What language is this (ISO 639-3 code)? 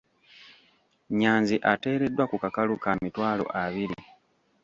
lug